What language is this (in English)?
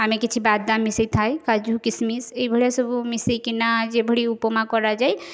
Odia